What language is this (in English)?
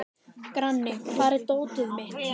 Icelandic